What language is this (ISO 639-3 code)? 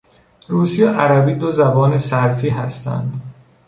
fas